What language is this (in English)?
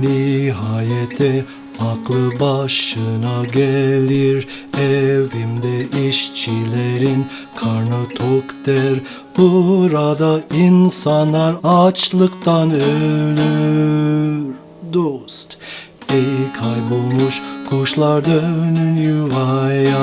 Turkish